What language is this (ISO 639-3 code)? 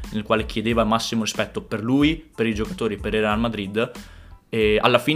ita